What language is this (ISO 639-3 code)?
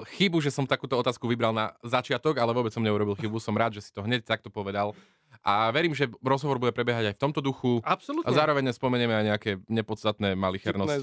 slk